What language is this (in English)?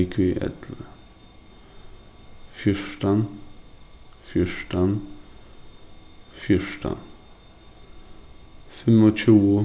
Faroese